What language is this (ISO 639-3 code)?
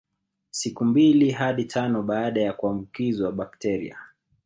swa